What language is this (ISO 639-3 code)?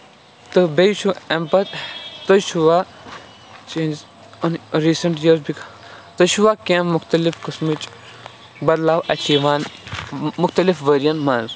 kas